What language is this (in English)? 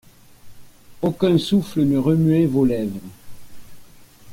French